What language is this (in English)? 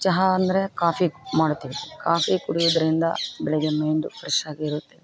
Kannada